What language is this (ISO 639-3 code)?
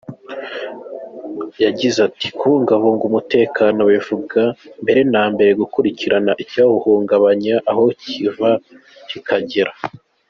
kin